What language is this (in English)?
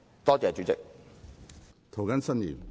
Cantonese